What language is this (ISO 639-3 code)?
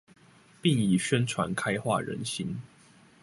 zho